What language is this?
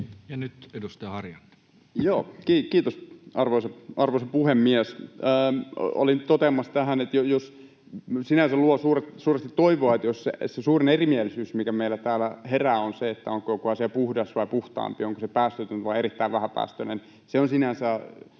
Finnish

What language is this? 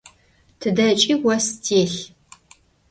Adyghe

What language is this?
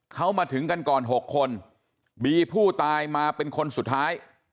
Thai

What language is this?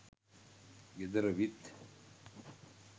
Sinhala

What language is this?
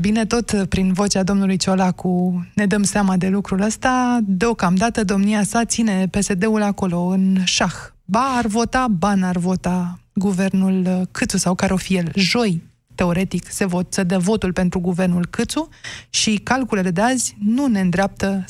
Romanian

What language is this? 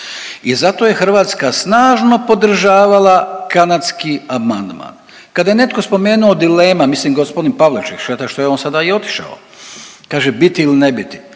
Croatian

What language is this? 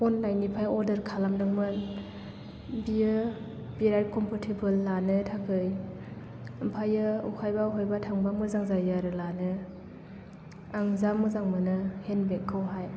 Bodo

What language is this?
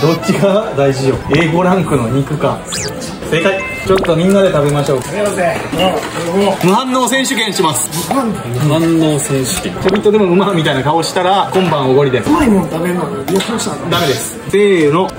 Japanese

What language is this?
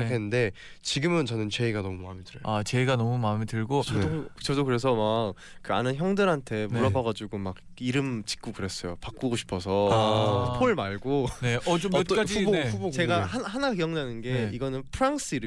Korean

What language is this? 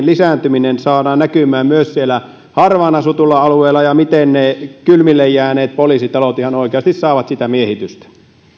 Finnish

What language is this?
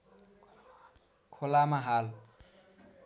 Nepali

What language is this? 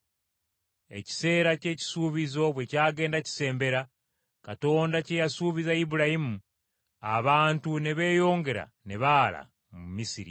Ganda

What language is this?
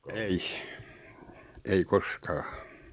Finnish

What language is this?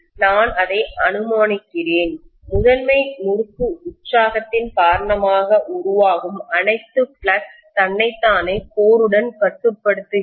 Tamil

